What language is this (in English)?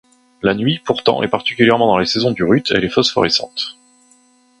French